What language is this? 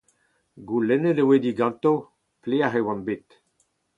Breton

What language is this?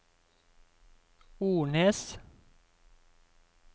Norwegian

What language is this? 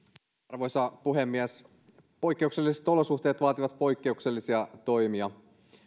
Finnish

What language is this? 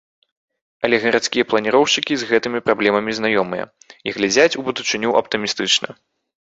Belarusian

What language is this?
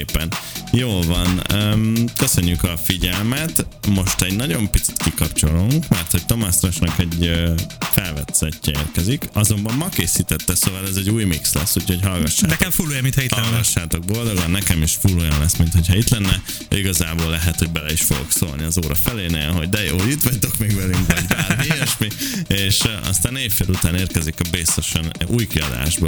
Hungarian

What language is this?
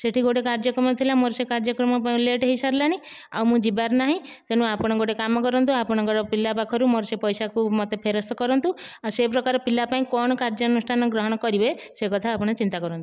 Odia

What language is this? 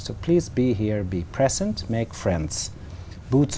Vietnamese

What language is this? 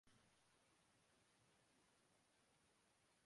Urdu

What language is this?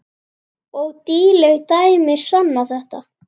Icelandic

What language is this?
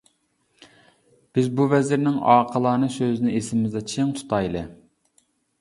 Uyghur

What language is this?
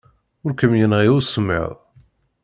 Kabyle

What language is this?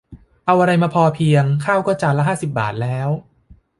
Thai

